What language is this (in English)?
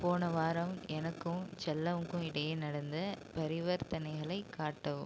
Tamil